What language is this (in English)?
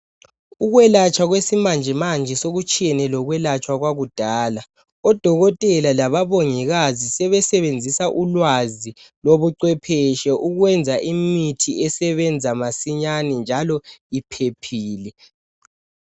North Ndebele